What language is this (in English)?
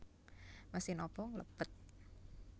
Javanese